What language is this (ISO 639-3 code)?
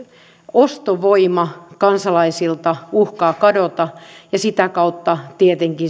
fin